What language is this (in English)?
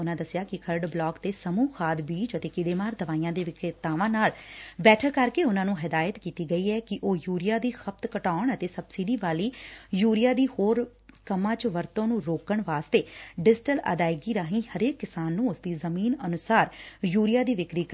Punjabi